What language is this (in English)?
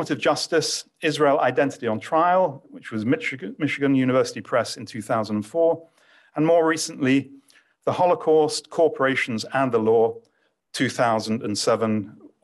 English